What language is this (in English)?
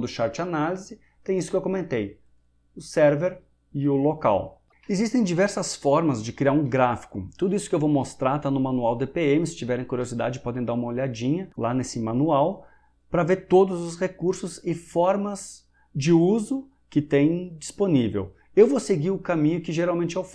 Portuguese